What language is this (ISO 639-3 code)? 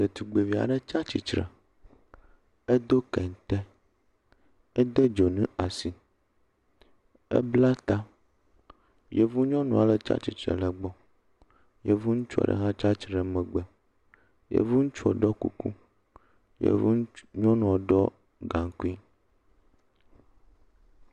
ewe